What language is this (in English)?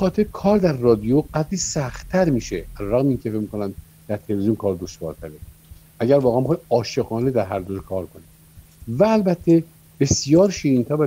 Persian